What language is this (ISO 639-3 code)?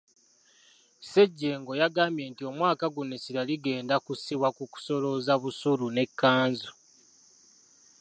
lug